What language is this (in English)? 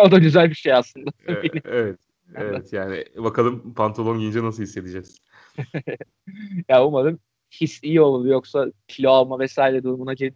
Turkish